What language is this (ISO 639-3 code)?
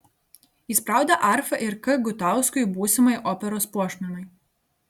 lit